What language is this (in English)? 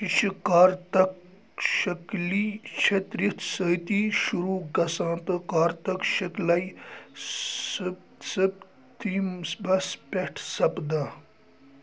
Kashmiri